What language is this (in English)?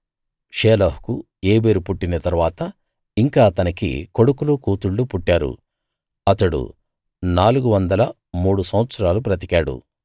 Telugu